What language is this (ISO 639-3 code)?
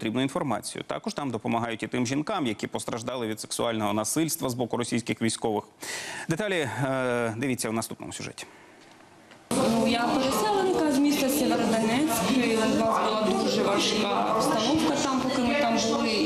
ukr